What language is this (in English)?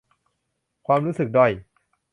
Thai